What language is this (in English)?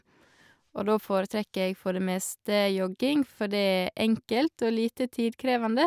Norwegian